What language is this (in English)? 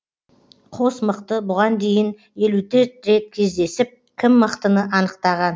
Kazakh